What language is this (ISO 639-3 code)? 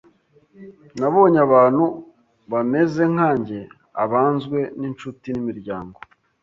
kin